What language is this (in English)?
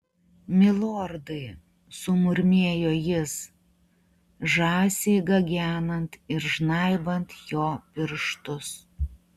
Lithuanian